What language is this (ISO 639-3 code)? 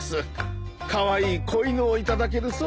jpn